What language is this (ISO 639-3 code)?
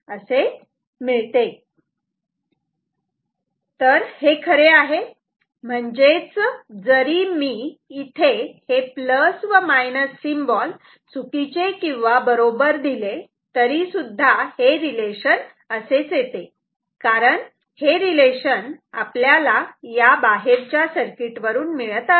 mar